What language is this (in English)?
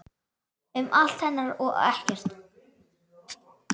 Icelandic